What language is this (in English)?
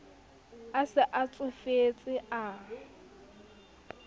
Southern Sotho